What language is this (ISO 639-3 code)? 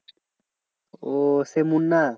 ben